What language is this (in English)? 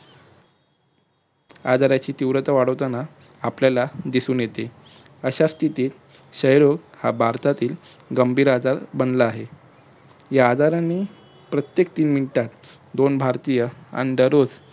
Marathi